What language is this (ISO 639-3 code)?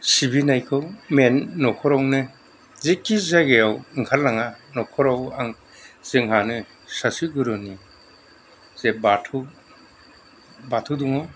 brx